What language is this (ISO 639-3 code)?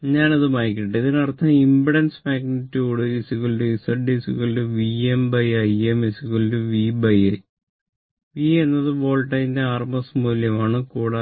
mal